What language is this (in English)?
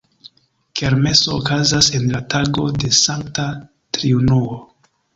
Esperanto